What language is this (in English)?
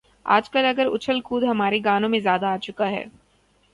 Urdu